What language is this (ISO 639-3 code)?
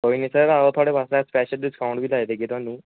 doi